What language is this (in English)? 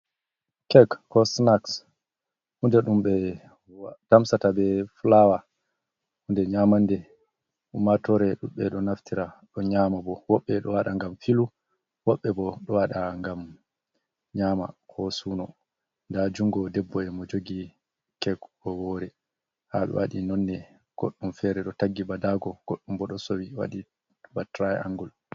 Fula